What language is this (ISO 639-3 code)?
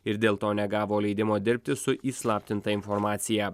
lit